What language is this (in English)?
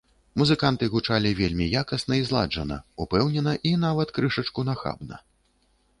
Belarusian